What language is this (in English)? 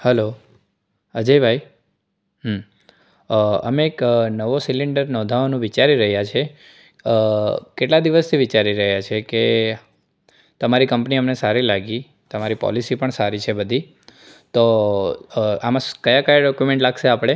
Gujarati